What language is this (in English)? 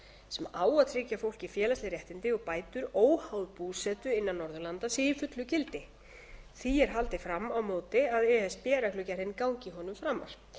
Icelandic